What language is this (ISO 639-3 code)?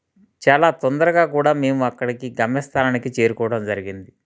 tel